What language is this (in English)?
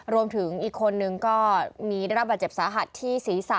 Thai